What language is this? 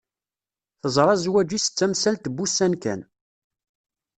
Kabyle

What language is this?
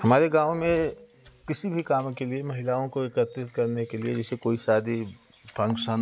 Hindi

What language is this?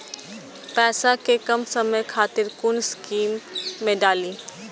Maithili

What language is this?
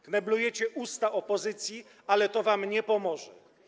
Polish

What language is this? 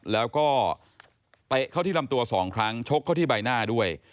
Thai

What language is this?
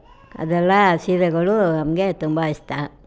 Kannada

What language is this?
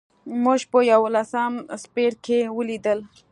Pashto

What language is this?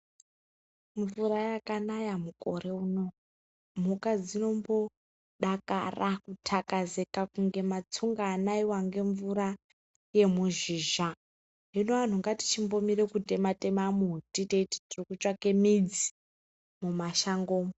Ndau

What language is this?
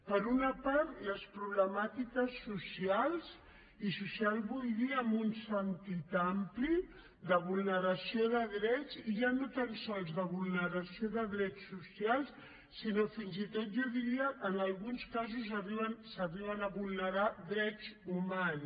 Catalan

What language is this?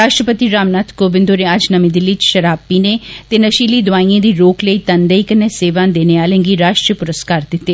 Dogri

